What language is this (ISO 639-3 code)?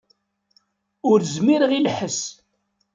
kab